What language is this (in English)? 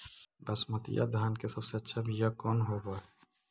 Magahi